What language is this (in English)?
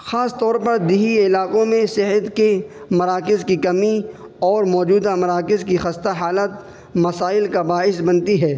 Urdu